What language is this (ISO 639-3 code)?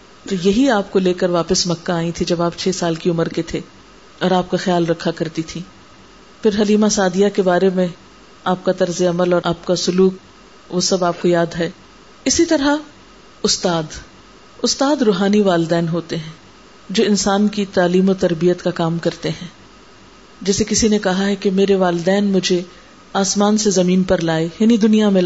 urd